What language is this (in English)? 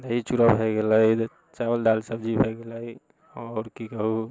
Maithili